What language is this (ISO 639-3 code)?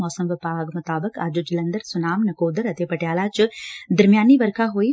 pan